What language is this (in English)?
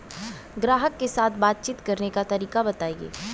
Bhojpuri